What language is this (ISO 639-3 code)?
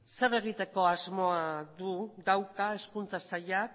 eus